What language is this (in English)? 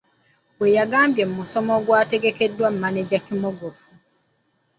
Ganda